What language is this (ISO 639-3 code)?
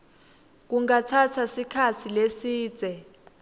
ssw